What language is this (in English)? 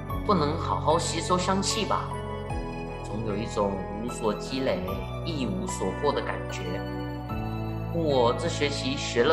Chinese